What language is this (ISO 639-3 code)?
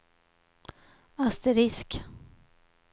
swe